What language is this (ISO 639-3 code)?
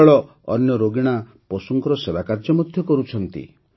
ori